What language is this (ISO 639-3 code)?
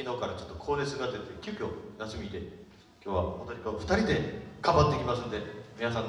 jpn